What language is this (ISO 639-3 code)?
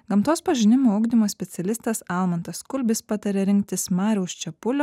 lit